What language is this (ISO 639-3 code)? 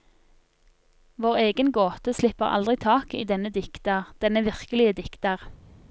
nor